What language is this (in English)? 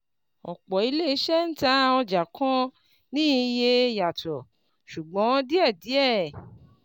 Yoruba